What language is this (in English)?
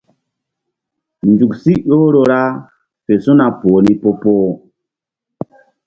Mbum